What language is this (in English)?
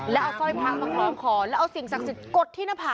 Thai